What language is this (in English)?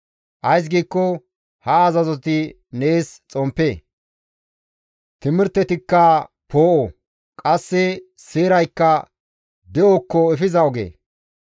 Gamo